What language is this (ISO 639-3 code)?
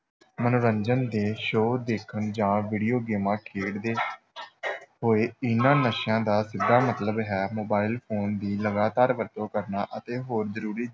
pan